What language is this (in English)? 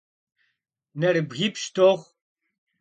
Kabardian